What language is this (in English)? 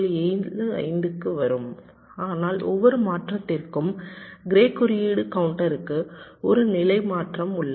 Tamil